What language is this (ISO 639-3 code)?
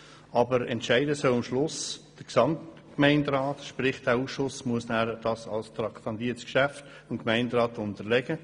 gsw